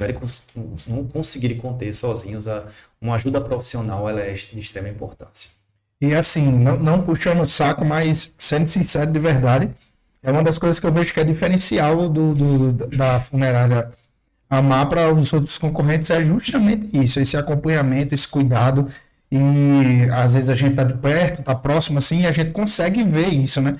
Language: Portuguese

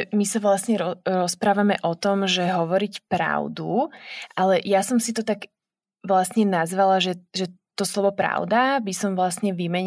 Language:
Slovak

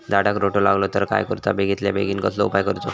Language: Marathi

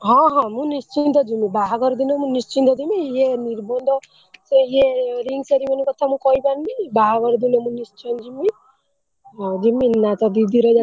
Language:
Odia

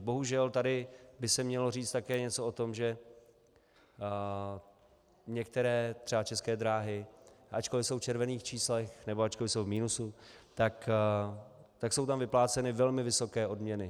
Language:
Czech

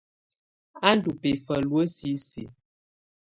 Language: Tunen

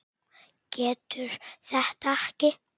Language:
Icelandic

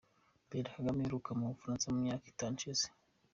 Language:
Kinyarwanda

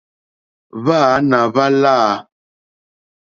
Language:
Mokpwe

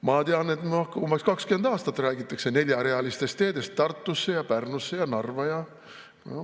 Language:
Estonian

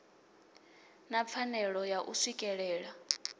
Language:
Venda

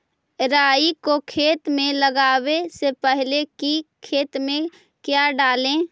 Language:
Magahi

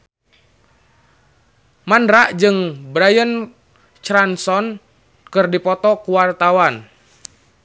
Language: Sundanese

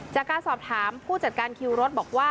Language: Thai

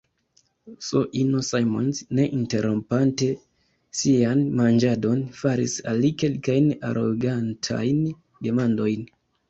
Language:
Esperanto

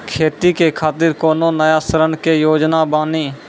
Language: Maithili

